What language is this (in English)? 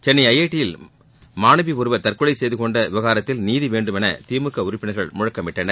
Tamil